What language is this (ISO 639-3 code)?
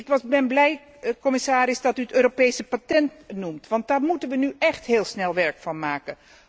nld